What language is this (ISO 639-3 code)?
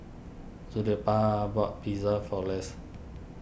eng